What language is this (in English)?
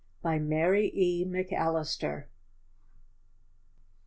English